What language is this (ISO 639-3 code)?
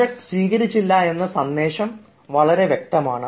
mal